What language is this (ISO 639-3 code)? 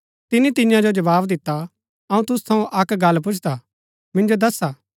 gbk